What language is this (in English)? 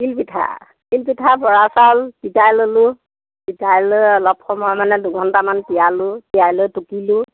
Assamese